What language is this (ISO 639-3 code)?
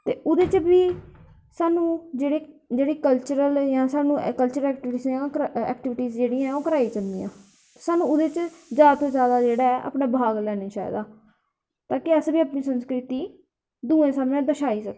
doi